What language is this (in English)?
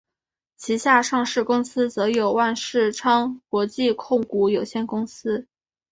Chinese